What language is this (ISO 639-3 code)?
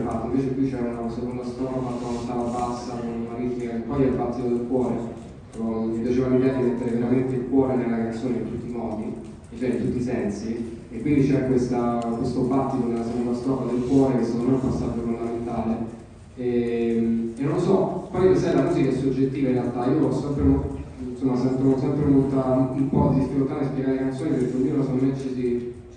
ita